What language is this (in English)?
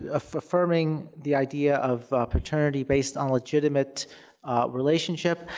English